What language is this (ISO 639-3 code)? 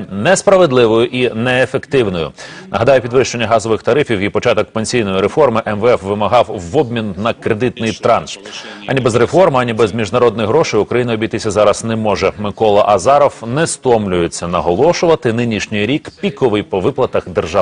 ukr